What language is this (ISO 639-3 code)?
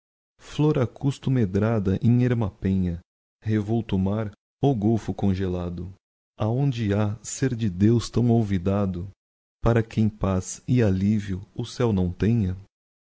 por